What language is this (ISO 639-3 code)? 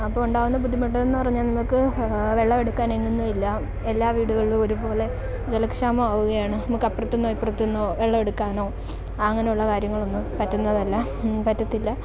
mal